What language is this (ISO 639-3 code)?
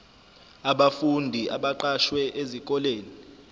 zul